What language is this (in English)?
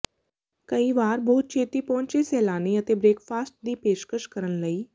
Punjabi